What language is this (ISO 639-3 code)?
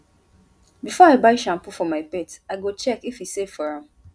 pcm